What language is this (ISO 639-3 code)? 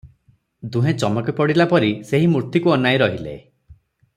ori